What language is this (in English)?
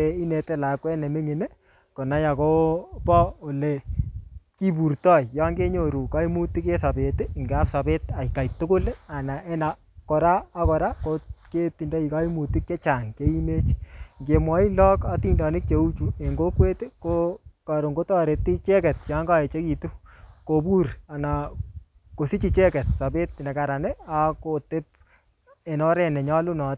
Kalenjin